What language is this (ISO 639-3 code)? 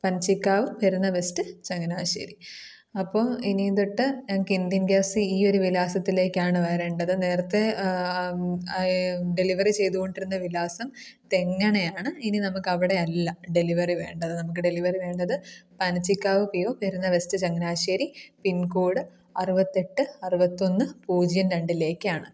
mal